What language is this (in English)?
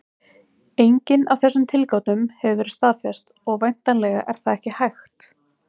Icelandic